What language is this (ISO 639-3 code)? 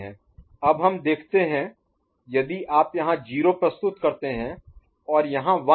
hin